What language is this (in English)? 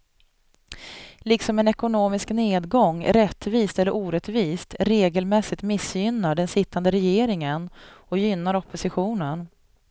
Swedish